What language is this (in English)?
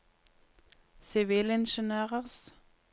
Norwegian